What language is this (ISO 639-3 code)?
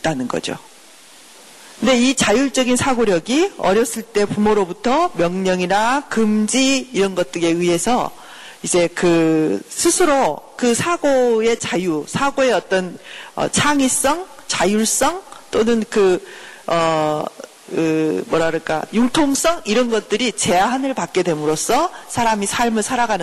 kor